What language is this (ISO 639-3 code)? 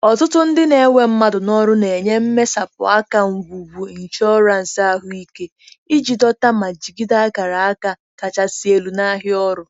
ibo